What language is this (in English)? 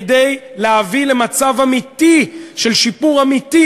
Hebrew